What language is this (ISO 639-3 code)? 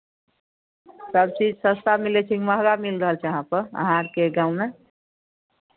mai